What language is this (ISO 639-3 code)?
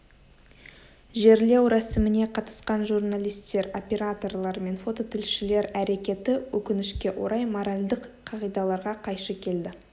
kaz